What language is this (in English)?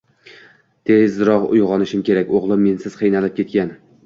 Uzbek